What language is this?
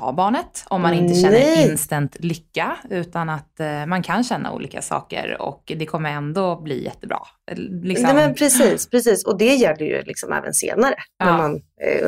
Swedish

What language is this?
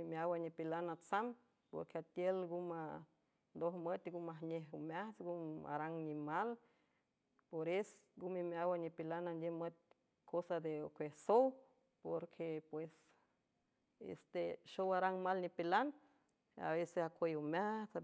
San Francisco Del Mar Huave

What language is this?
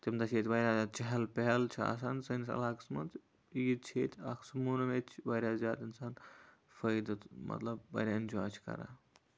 Kashmiri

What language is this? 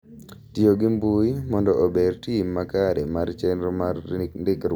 Luo (Kenya and Tanzania)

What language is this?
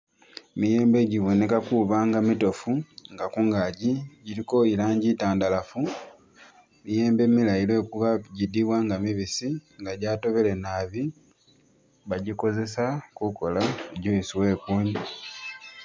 Masaaba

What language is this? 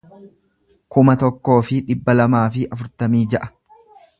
Oromo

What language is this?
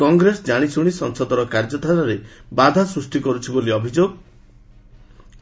Odia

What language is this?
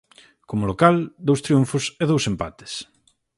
Galician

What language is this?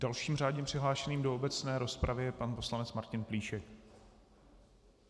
Czech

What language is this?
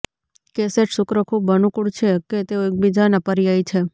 Gujarati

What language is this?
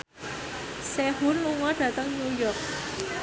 Javanese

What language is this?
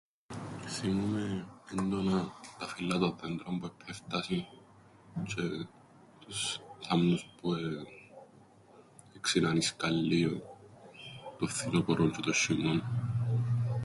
Greek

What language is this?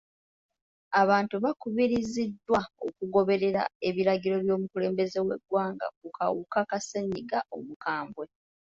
Ganda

